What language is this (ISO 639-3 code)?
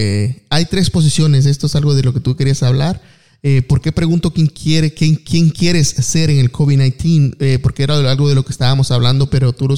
spa